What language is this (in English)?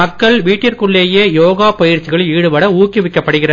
Tamil